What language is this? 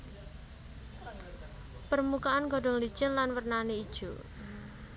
Javanese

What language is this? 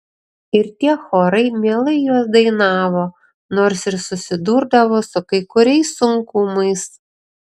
Lithuanian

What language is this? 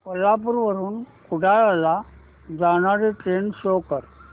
Marathi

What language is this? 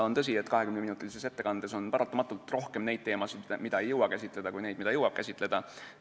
Estonian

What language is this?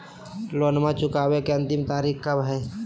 Magahi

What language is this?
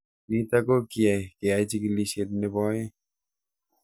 Kalenjin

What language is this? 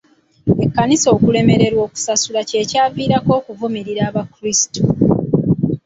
Ganda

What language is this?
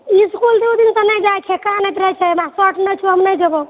Maithili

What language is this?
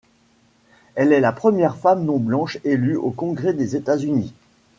French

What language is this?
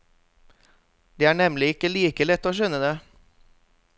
Norwegian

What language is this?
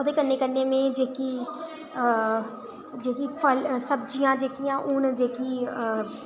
Dogri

